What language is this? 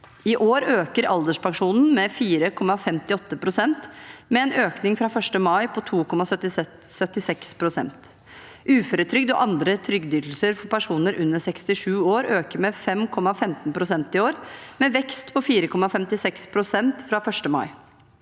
Norwegian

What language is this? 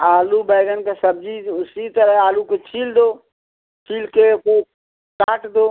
Hindi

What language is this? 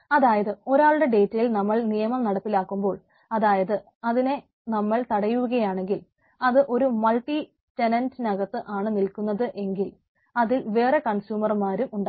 Malayalam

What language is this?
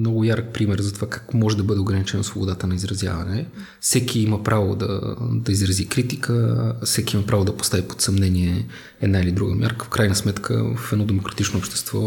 Bulgarian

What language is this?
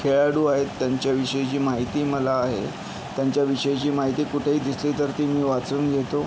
Marathi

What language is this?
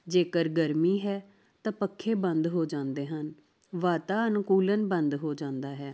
Punjabi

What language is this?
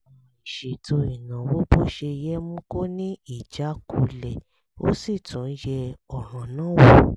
Yoruba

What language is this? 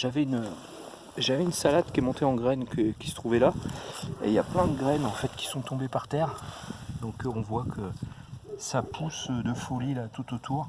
French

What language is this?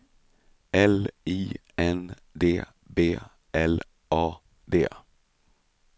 Swedish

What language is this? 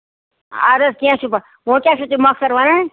Kashmiri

